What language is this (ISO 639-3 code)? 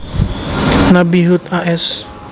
jav